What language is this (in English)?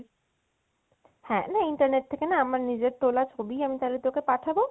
Bangla